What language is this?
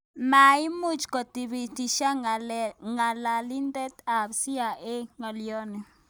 Kalenjin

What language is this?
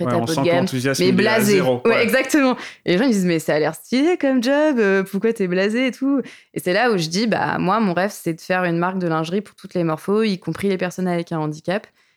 French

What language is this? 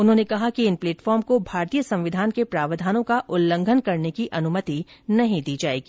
Hindi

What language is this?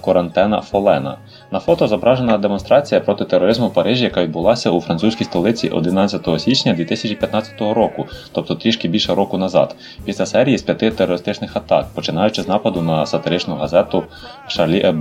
Ukrainian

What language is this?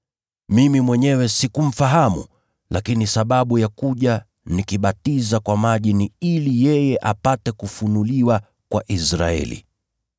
Swahili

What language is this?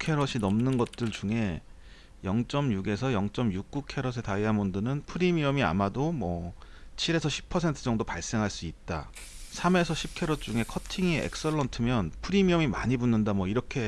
Korean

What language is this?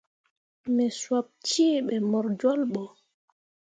Mundang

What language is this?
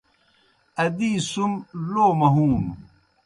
Kohistani Shina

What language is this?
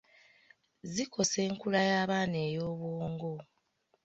Ganda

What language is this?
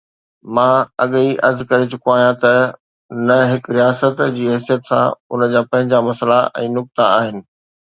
Sindhi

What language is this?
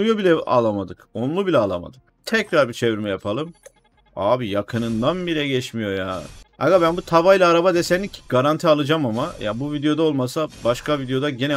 Turkish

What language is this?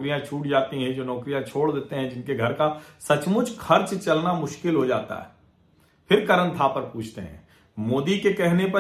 Hindi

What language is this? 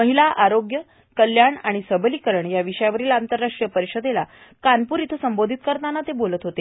Marathi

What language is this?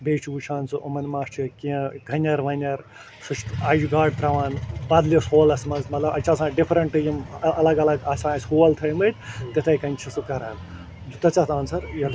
Kashmiri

